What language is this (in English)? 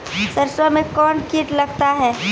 Maithili